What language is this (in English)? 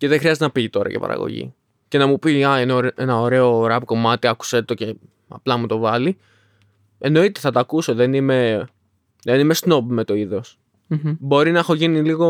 Greek